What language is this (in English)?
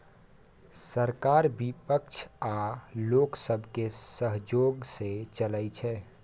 Maithili